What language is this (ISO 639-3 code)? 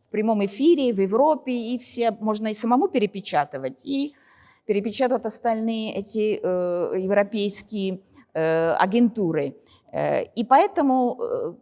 rus